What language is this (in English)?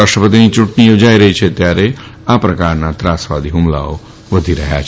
Gujarati